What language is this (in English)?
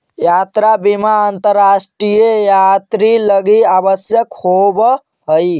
Magahi